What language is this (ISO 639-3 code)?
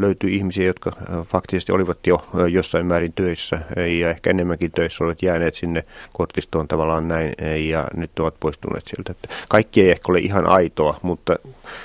fin